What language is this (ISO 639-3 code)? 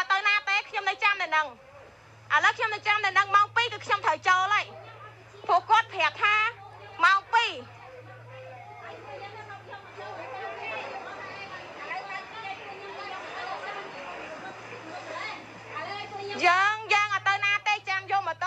vie